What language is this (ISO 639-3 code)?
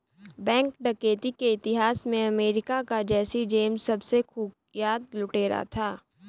hin